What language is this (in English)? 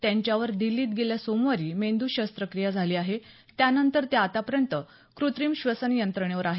Marathi